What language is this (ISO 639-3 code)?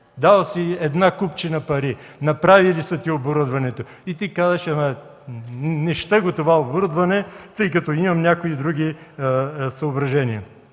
bul